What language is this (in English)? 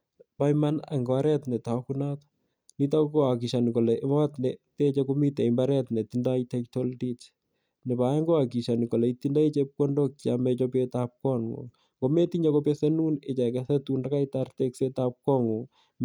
Kalenjin